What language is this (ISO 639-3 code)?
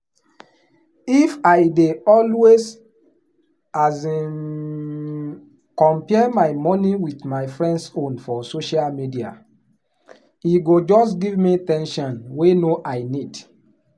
pcm